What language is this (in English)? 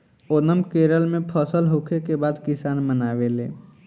Bhojpuri